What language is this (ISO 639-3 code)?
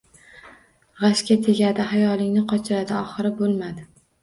uzb